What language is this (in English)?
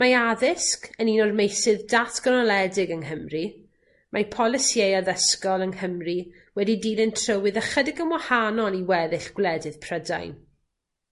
Welsh